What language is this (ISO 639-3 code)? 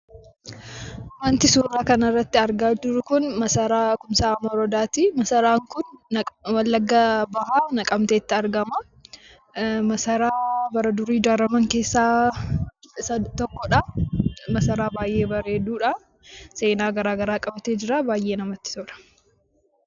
orm